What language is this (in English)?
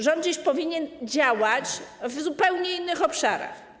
Polish